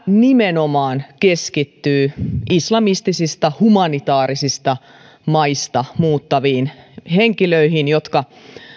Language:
Finnish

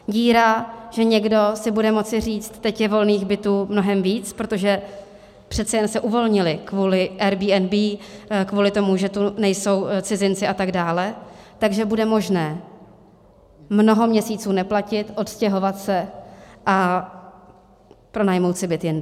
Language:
Czech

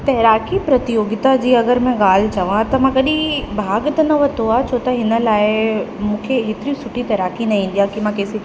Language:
Sindhi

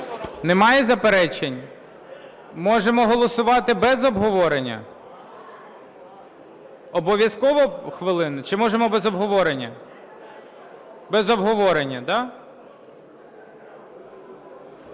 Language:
Ukrainian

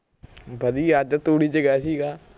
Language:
Punjabi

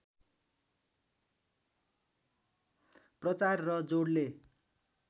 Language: Nepali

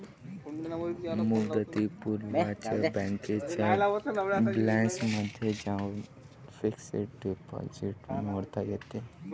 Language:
Marathi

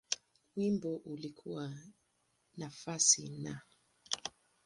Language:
Swahili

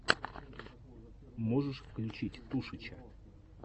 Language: Russian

